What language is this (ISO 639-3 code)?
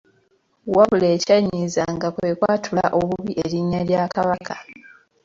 lug